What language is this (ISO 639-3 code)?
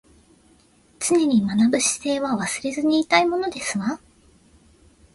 jpn